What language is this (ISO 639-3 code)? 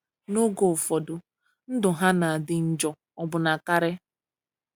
ibo